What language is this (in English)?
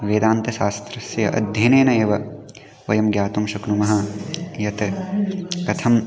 Sanskrit